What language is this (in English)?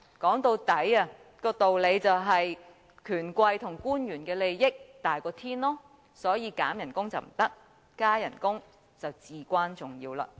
Cantonese